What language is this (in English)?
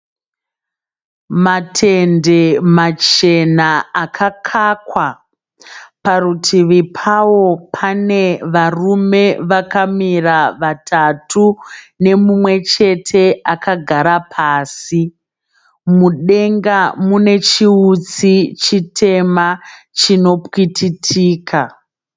Shona